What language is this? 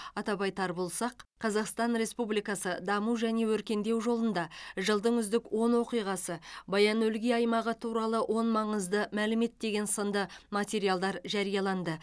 Kazakh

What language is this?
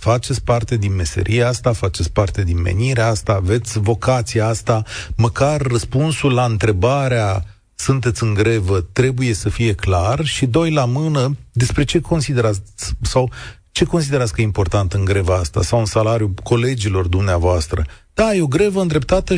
Romanian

